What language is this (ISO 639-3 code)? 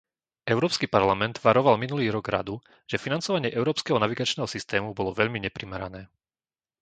slk